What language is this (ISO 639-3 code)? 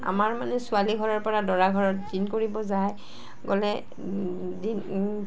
asm